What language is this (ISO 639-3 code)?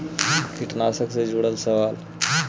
mag